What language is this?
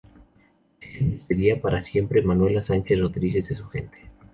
Spanish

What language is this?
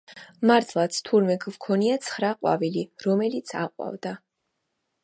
Georgian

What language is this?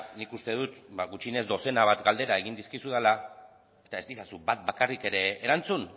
Basque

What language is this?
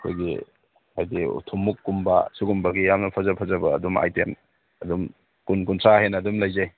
Manipuri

